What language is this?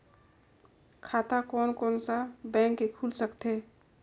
Chhattisgarhi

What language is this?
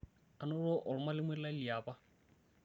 Masai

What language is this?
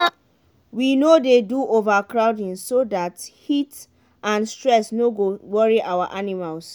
Nigerian Pidgin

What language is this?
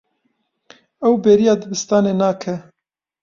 Kurdish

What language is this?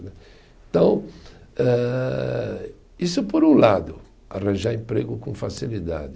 Portuguese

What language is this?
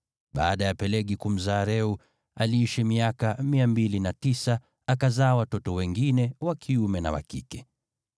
Swahili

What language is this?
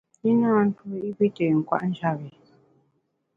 Bamun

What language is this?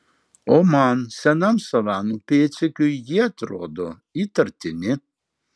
Lithuanian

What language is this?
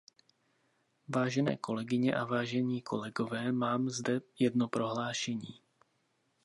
Czech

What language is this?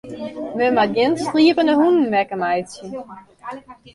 Western Frisian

